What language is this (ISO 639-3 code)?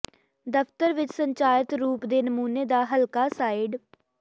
pan